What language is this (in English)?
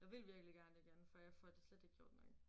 Danish